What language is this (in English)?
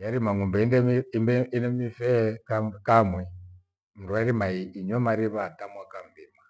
Gweno